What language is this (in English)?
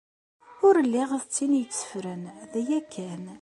Kabyle